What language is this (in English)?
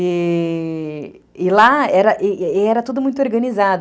Portuguese